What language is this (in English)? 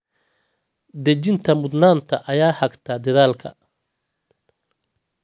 Somali